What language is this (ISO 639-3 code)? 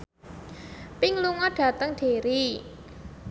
jav